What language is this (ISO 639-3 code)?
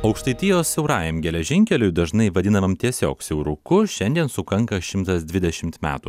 lit